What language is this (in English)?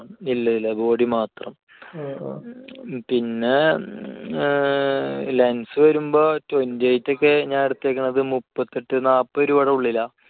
Malayalam